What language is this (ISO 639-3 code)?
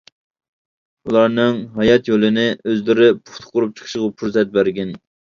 uig